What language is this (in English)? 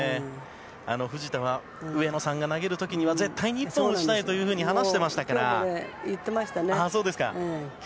Japanese